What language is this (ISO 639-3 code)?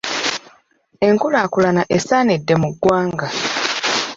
lug